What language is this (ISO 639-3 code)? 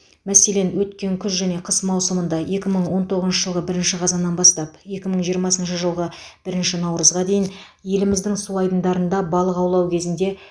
kaz